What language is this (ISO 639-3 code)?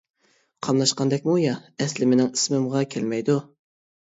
uig